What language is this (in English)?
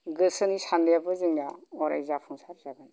Bodo